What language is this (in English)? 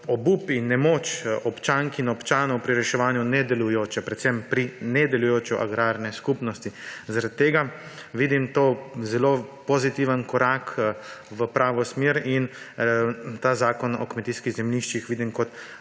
Slovenian